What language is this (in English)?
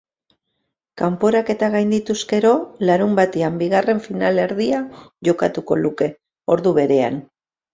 Basque